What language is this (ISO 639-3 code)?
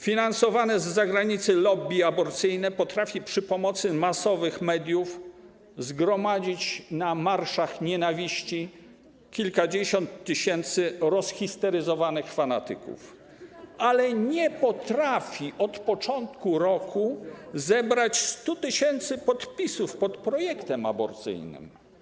pol